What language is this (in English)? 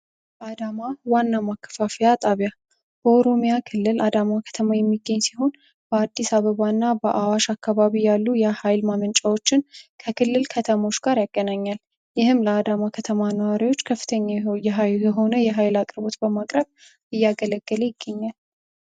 Amharic